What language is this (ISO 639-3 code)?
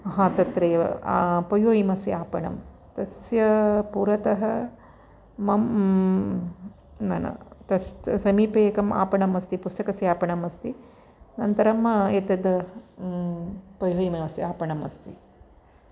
san